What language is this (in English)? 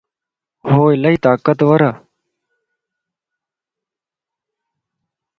Lasi